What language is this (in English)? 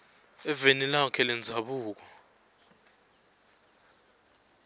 Swati